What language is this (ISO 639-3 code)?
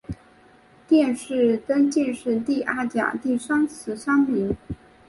zho